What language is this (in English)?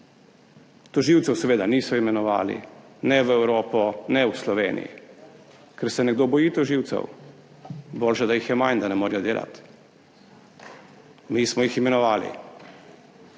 Slovenian